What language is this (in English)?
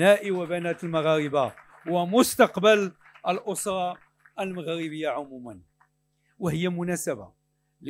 Arabic